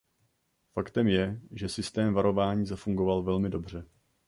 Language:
Czech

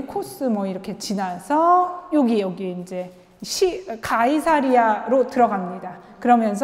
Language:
Korean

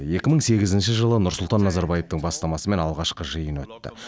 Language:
Kazakh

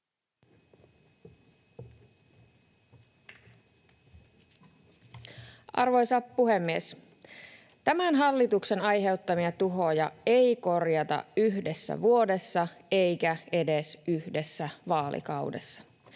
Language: Finnish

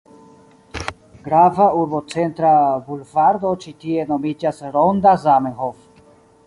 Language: Esperanto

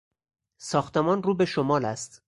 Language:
Persian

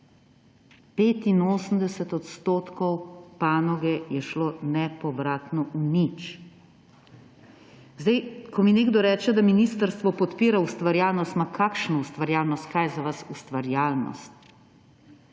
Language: Slovenian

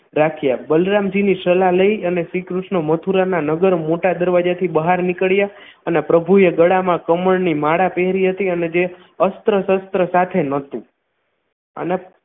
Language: Gujarati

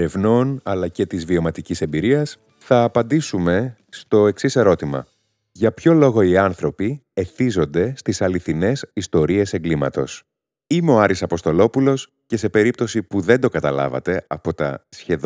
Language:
Greek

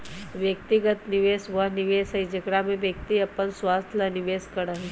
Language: Magahi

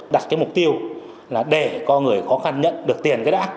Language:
Vietnamese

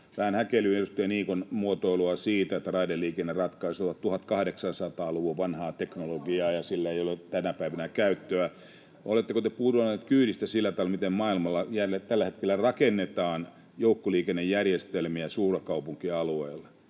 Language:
Finnish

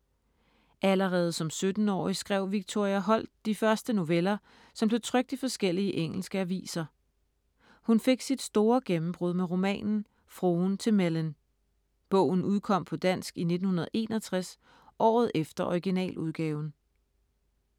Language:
Danish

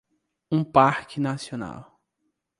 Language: Portuguese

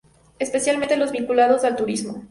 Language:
Spanish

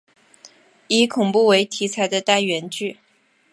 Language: Chinese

